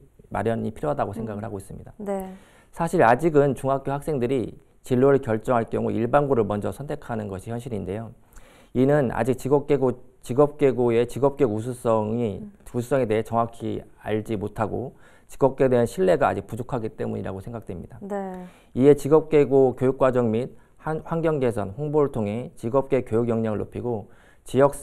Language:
Korean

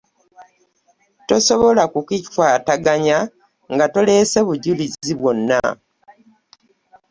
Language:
Ganda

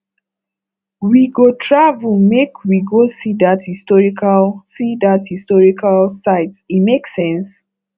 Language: Nigerian Pidgin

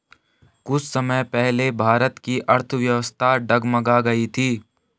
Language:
Hindi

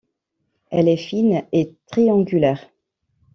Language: French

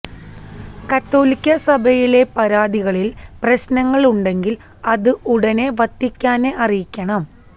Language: Malayalam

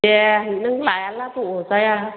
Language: Bodo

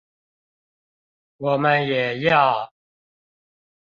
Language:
Chinese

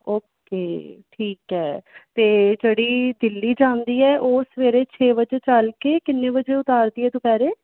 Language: Punjabi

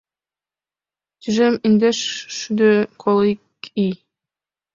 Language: Mari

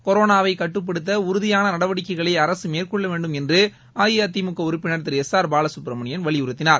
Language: Tamil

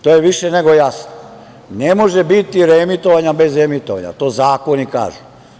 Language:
Serbian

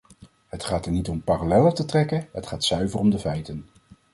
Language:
Dutch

